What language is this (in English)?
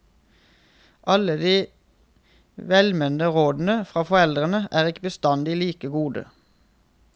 Norwegian